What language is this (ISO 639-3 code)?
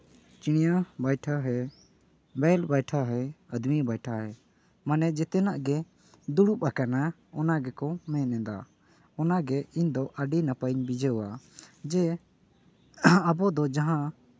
sat